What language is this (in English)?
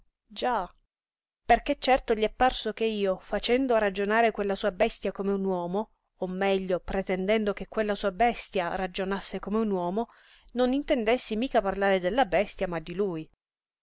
Italian